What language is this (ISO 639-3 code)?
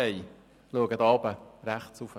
gsw